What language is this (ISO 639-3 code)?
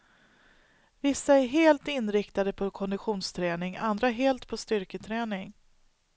swe